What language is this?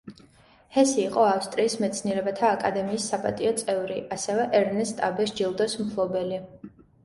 Georgian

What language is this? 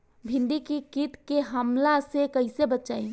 Bhojpuri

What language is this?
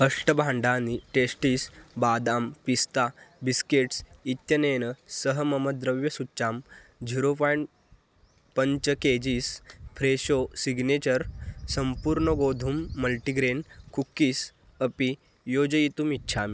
Sanskrit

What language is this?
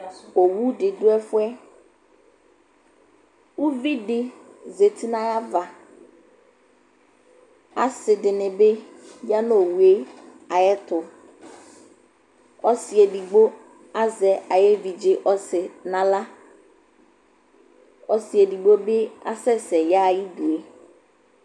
Ikposo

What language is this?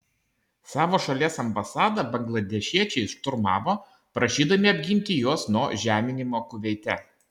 Lithuanian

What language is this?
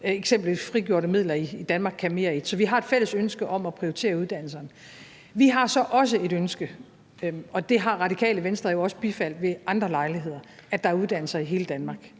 Danish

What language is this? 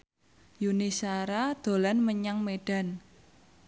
Javanese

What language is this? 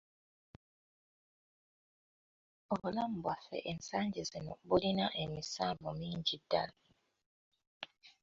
Ganda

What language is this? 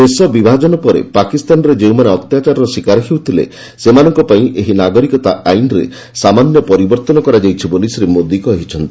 Odia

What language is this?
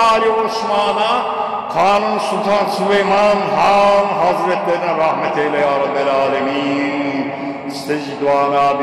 Turkish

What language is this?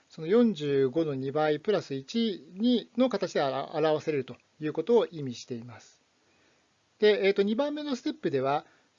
Japanese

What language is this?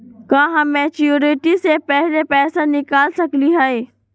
Magahi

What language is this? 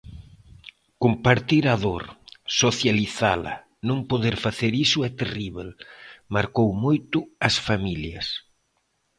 Galician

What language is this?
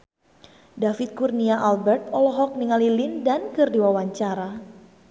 Sundanese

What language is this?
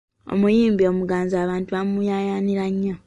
Ganda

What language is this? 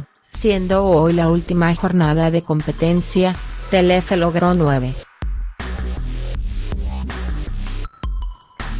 Spanish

